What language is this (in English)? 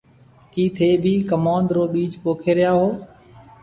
Marwari (Pakistan)